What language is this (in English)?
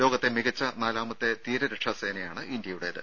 Malayalam